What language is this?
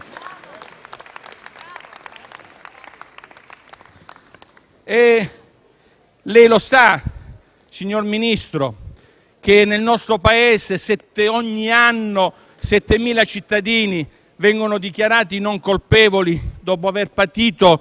Italian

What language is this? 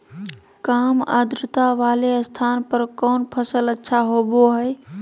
Magahi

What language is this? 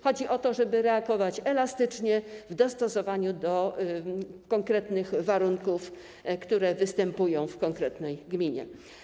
Polish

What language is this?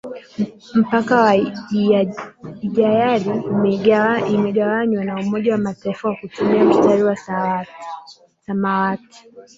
Swahili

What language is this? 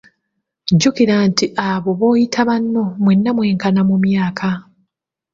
Ganda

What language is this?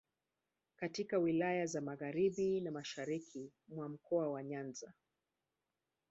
Swahili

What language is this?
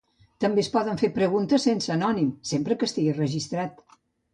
Catalan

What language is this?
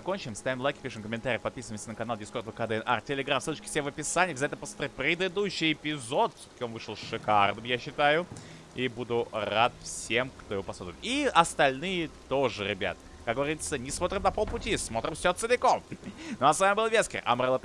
Russian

